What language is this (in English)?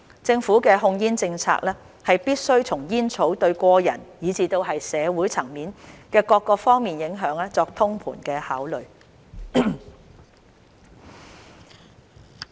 Cantonese